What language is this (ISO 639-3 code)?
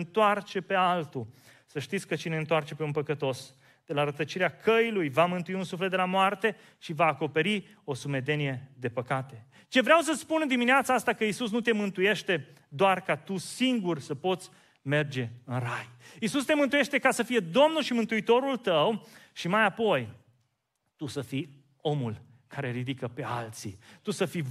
ron